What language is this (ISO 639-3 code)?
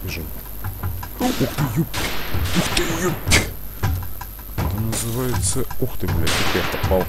rus